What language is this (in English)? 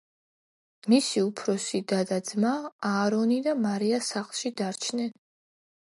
Georgian